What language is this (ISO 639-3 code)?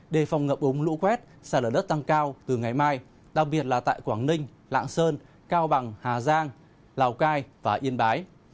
vie